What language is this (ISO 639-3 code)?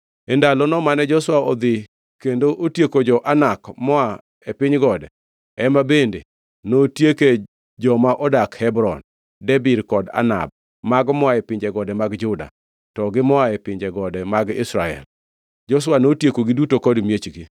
luo